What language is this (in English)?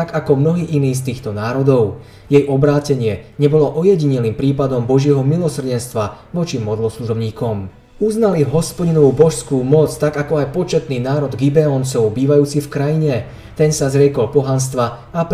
Slovak